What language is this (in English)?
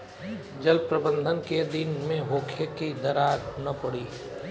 Bhojpuri